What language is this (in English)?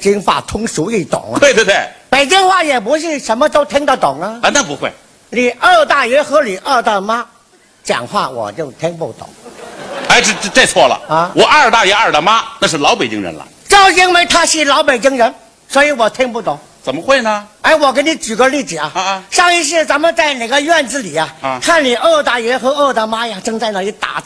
Chinese